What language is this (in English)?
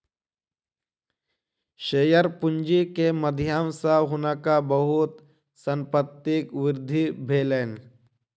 Maithili